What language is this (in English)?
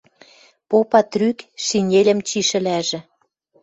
Western Mari